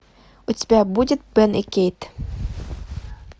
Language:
Russian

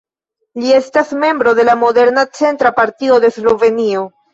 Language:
Esperanto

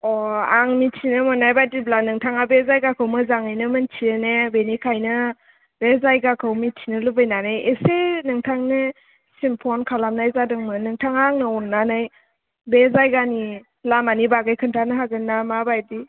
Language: Bodo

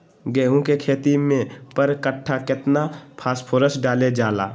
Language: Magahi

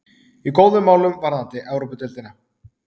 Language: Icelandic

